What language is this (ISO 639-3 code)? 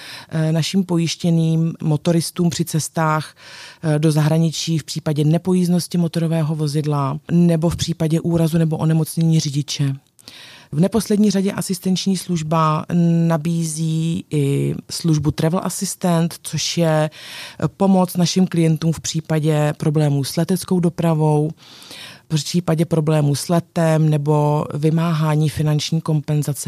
ces